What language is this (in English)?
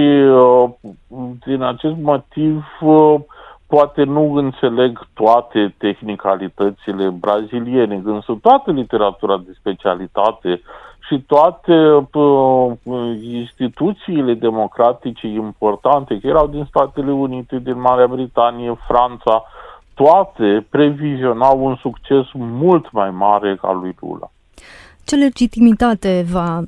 Romanian